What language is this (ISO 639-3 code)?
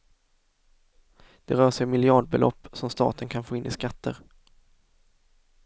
swe